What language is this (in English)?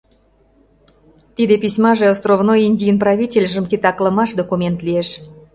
Mari